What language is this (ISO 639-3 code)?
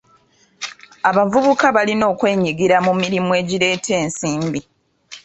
lug